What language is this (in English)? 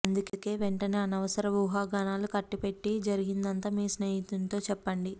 Telugu